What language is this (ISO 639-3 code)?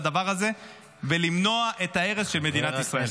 heb